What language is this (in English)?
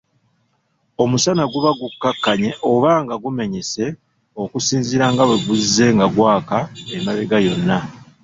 Ganda